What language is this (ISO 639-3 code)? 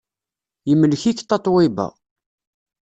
kab